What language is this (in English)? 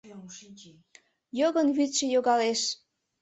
Mari